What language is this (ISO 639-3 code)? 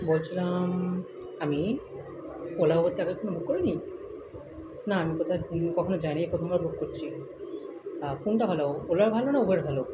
ben